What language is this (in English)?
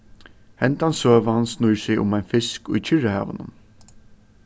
Faroese